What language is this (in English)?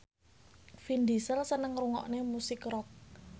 Javanese